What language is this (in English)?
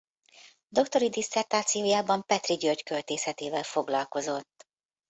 Hungarian